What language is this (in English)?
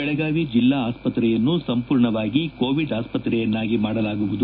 Kannada